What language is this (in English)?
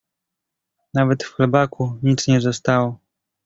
Polish